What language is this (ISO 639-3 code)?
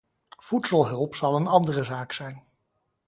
nld